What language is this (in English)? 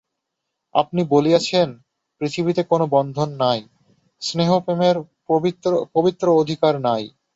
Bangla